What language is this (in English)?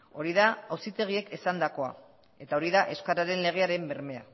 Basque